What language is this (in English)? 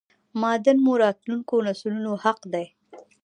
Pashto